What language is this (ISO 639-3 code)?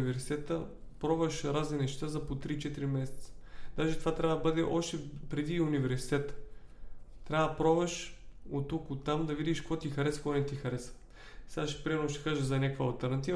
bul